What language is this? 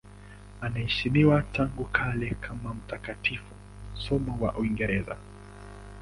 Swahili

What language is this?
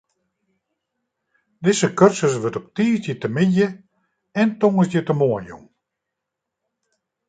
Western Frisian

